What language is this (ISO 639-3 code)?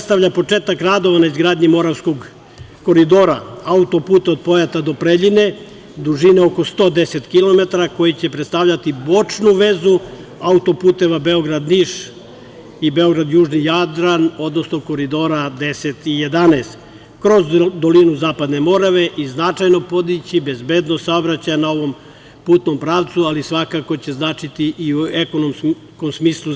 srp